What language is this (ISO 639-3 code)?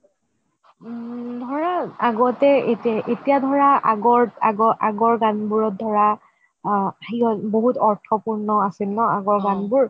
asm